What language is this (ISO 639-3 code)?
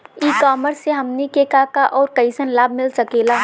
bho